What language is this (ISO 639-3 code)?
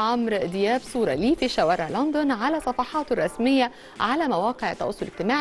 ara